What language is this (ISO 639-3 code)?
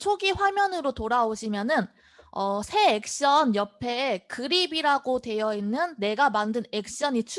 kor